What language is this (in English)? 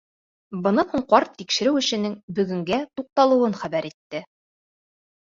Bashkir